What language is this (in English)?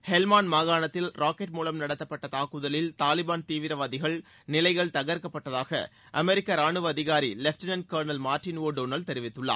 Tamil